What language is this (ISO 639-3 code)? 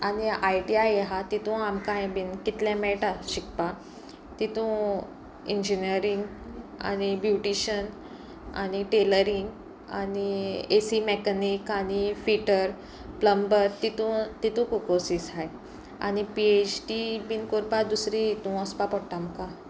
kok